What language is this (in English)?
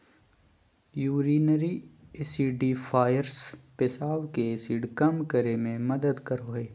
Magahi